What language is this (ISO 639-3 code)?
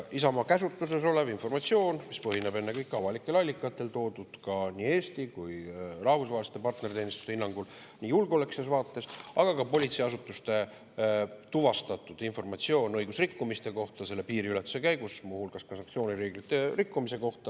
est